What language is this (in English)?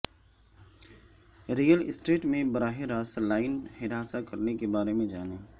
Urdu